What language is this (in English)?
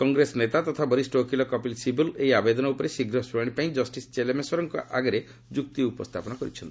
Odia